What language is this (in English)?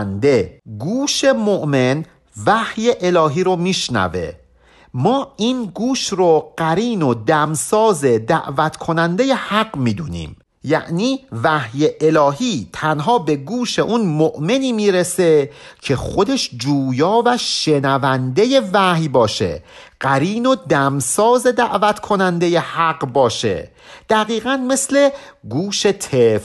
Persian